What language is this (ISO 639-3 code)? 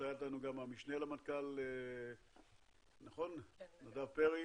heb